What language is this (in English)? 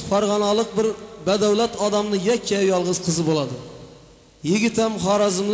Turkish